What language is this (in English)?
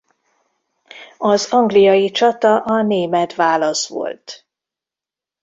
Hungarian